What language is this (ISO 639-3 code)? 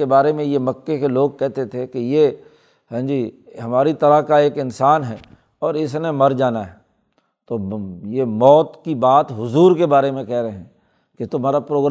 urd